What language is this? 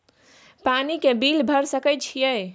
Maithili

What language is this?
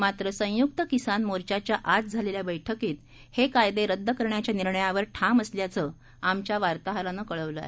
Marathi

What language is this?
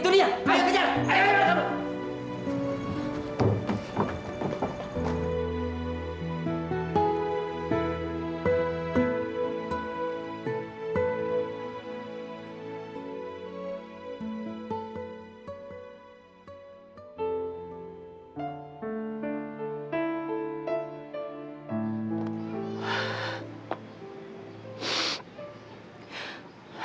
Indonesian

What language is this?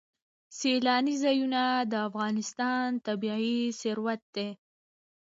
Pashto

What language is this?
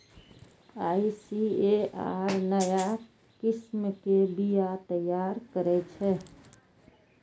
Maithili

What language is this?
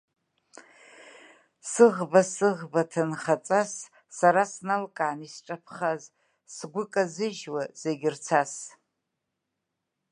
Abkhazian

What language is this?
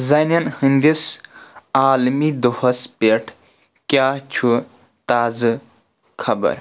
Kashmiri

